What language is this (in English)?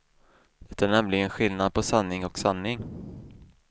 Swedish